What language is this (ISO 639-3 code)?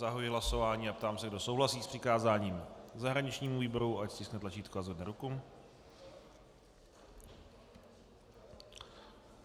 ces